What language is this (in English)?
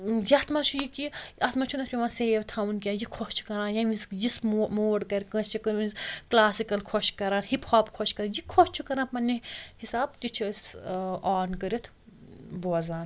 Kashmiri